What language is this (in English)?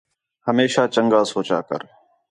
Khetrani